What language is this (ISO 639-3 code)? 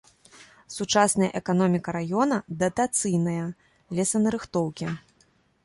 bel